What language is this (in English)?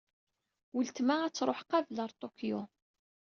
Kabyle